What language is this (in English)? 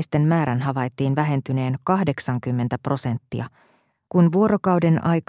Finnish